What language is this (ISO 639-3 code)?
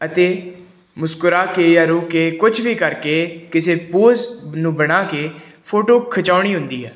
pan